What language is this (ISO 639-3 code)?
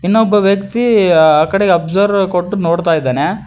kan